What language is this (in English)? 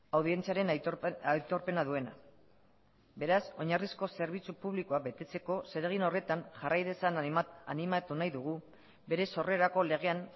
Basque